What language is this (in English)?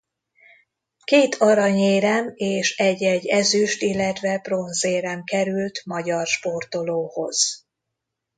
Hungarian